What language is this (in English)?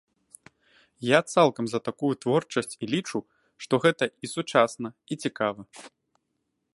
Belarusian